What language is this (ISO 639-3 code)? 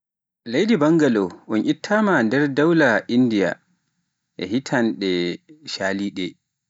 fuf